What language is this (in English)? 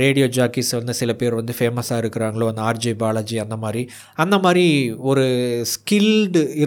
Tamil